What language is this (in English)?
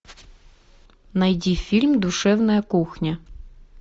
Russian